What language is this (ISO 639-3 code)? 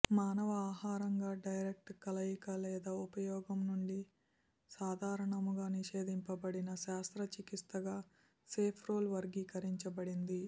tel